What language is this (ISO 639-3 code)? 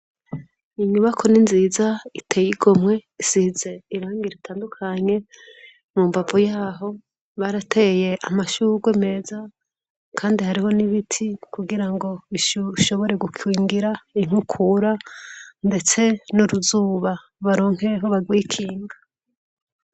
run